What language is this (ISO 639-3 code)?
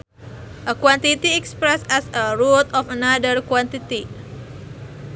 sun